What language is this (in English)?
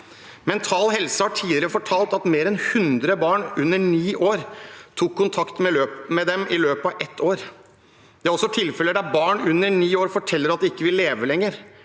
Norwegian